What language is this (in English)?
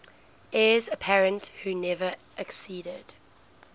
English